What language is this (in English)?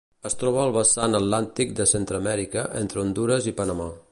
Catalan